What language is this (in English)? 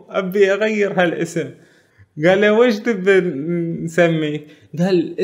Arabic